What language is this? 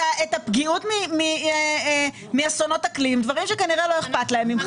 Hebrew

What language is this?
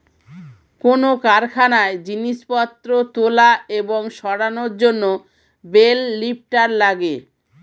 Bangla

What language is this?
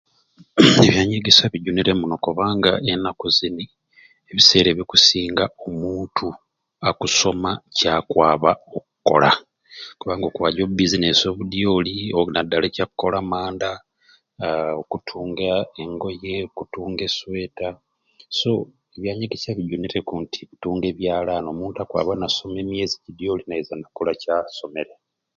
Ruuli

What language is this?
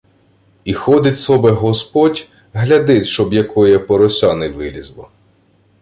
Ukrainian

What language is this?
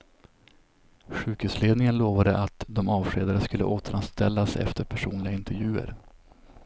Swedish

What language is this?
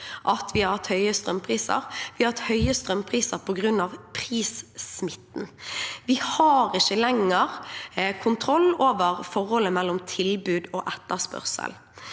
Norwegian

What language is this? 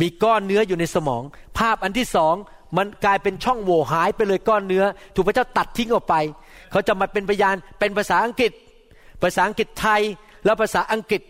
Thai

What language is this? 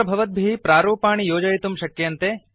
Sanskrit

